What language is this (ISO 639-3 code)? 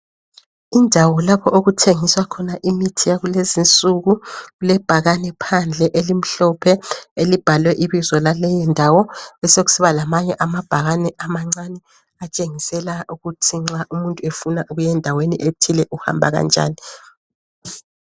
nde